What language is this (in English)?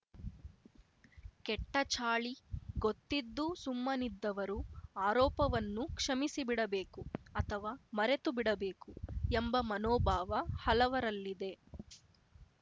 Kannada